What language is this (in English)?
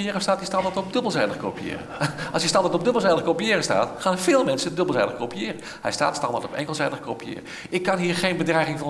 Dutch